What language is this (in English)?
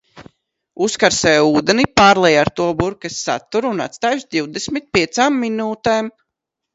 Latvian